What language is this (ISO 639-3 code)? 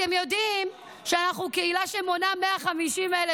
heb